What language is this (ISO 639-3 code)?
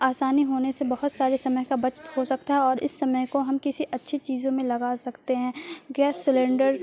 urd